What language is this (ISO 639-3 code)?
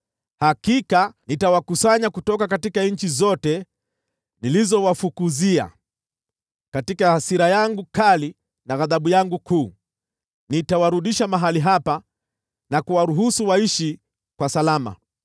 swa